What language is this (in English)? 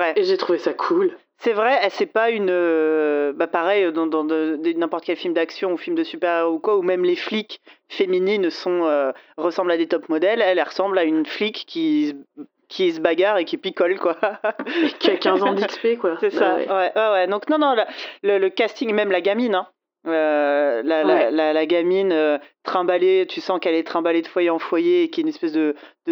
French